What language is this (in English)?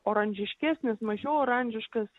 Lithuanian